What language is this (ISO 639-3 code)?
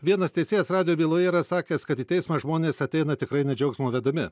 lit